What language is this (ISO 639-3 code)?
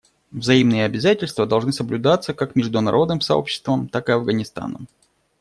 rus